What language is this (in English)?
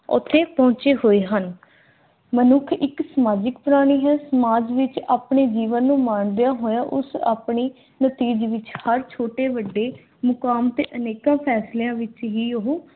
Punjabi